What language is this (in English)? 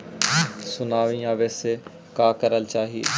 Magahi